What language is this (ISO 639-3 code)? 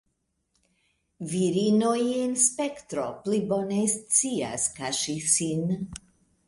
epo